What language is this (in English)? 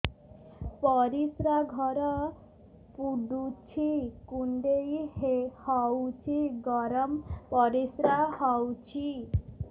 Odia